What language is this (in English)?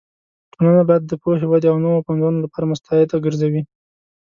Pashto